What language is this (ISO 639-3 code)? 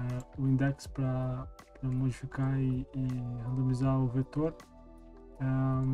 por